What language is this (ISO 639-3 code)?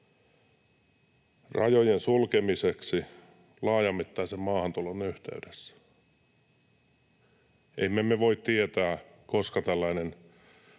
fin